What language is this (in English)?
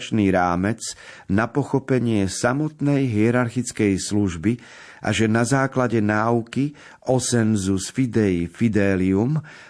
Slovak